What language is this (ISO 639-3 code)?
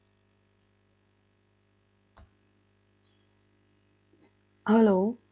pan